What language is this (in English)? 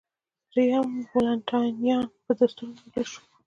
Pashto